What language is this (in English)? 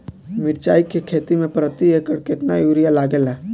Bhojpuri